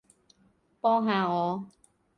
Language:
Cantonese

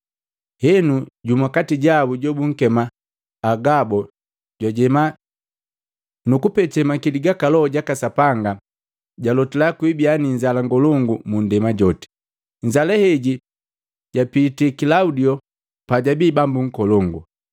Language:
Matengo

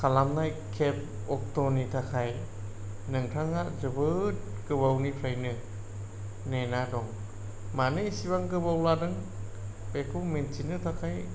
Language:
Bodo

